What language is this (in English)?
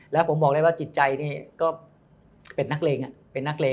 Thai